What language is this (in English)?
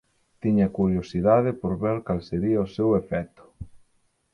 Galician